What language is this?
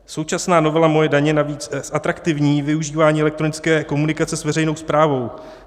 Czech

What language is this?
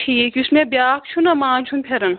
Kashmiri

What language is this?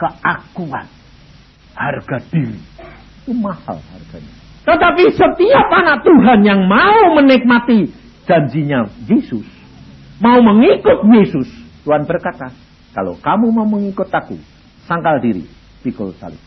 Indonesian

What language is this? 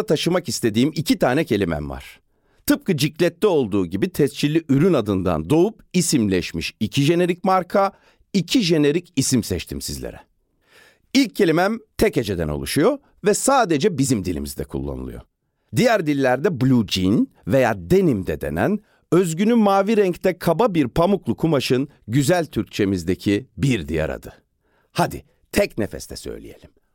Turkish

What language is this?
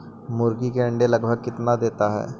Magahi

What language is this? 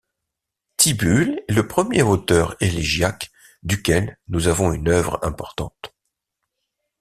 French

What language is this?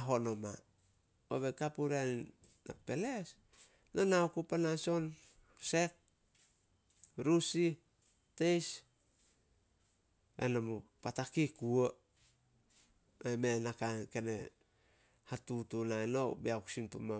Solos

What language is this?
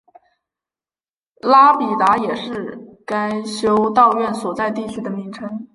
Chinese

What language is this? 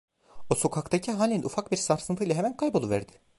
Turkish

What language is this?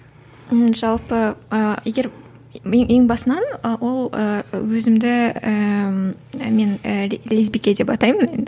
Kazakh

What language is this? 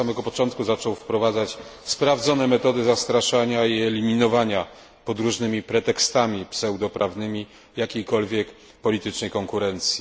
Polish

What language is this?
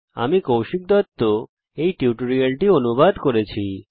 Bangla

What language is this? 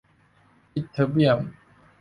Thai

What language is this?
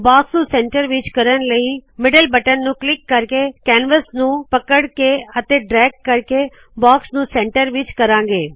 Punjabi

